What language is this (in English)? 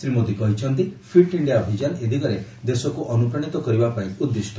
Odia